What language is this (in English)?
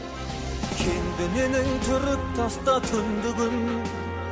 Kazakh